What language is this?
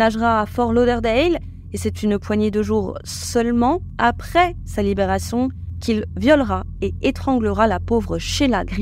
French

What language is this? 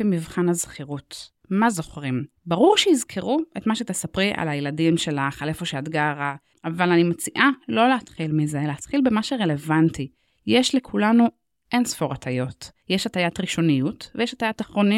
Hebrew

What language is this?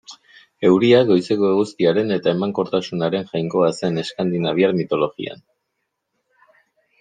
Basque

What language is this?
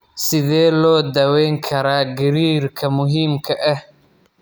Somali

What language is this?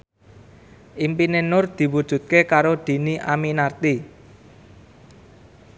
Javanese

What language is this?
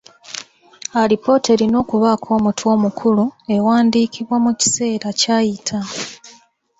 Ganda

